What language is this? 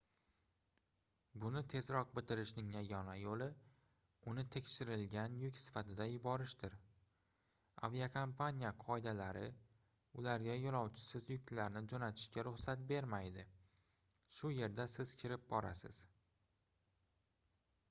Uzbek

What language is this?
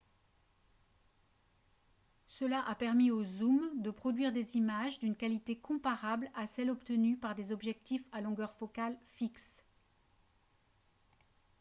French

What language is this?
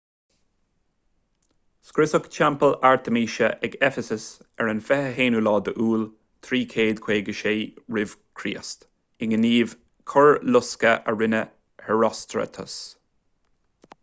Irish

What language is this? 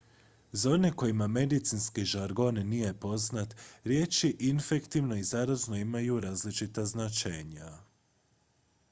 Croatian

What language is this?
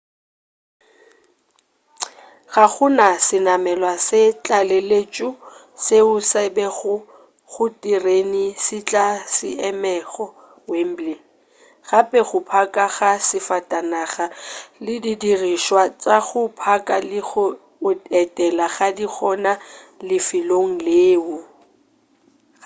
Northern Sotho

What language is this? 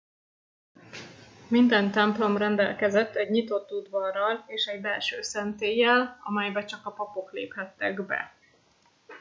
Hungarian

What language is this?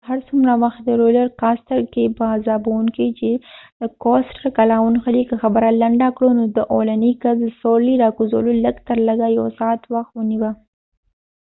Pashto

